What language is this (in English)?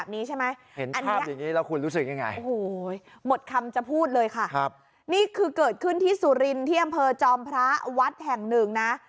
Thai